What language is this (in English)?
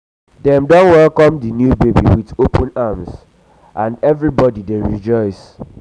Nigerian Pidgin